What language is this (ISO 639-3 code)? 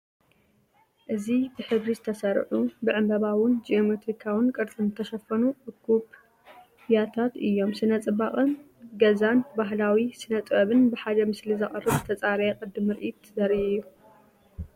tir